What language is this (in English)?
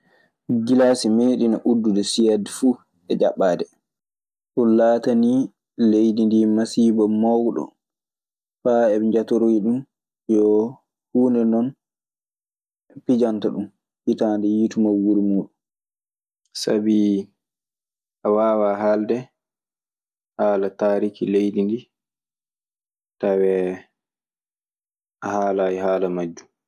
Maasina Fulfulde